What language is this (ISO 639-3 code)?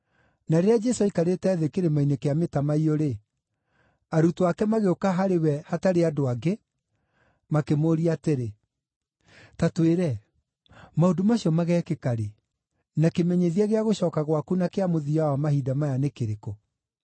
kik